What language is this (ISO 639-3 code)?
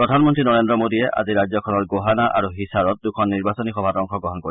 asm